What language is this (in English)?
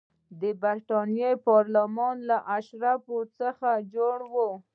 Pashto